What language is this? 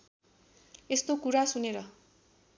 Nepali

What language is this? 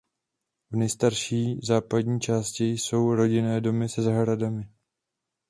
Czech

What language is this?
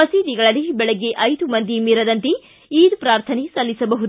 Kannada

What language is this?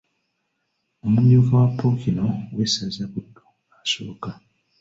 Ganda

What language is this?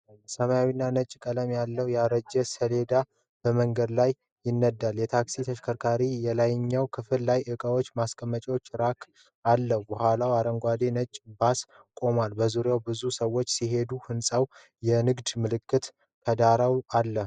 Amharic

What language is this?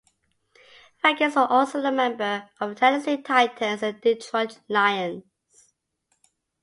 English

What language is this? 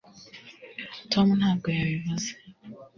Kinyarwanda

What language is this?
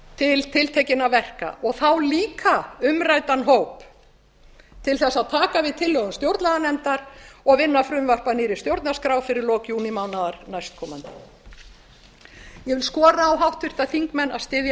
Icelandic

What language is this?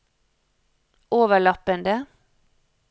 Norwegian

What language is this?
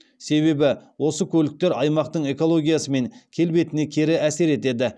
Kazakh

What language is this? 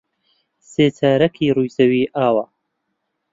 Central Kurdish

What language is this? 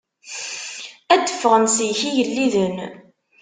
Kabyle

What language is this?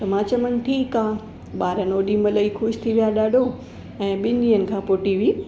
Sindhi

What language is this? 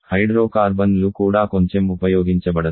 Telugu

